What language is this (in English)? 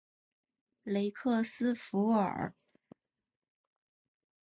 Chinese